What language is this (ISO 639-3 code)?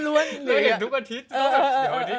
tha